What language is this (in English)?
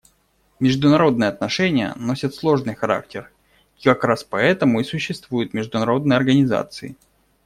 Russian